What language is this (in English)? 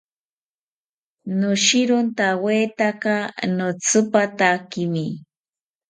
South Ucayali Ashéninka